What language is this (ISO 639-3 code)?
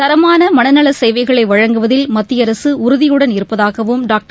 tam